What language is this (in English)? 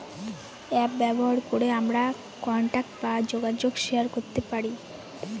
Bangla